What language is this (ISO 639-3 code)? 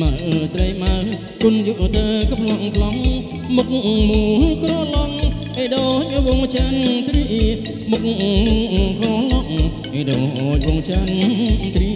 tha